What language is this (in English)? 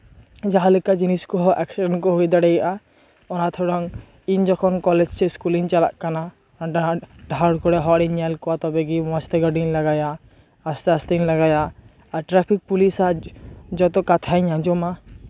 Santali